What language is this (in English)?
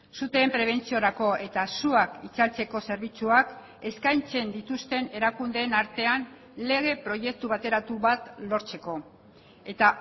Basque